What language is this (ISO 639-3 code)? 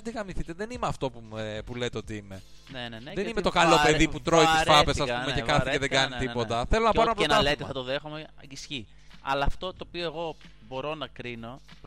ell